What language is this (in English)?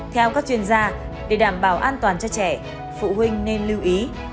Vietnamese